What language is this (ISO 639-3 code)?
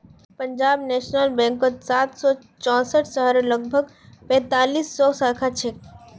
mag